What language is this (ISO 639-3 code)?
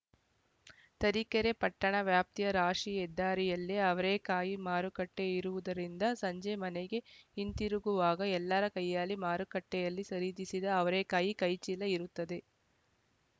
kan